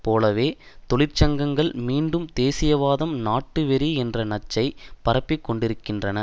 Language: Tamil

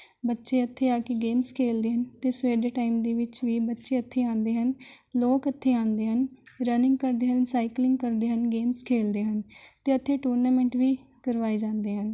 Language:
Punjabi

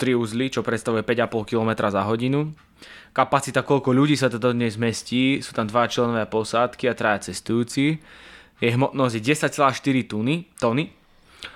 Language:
Slovak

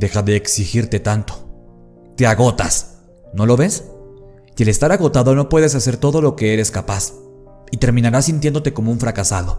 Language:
Spanish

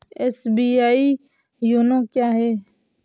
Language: Hindi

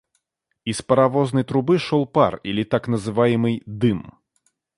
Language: Russian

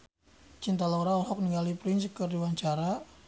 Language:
Sundanese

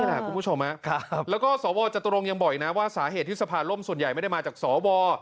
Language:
Thai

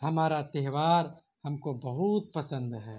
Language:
Urdu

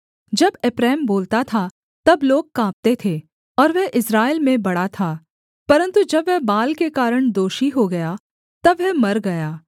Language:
Hindi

